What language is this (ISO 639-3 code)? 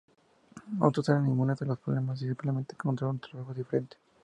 spa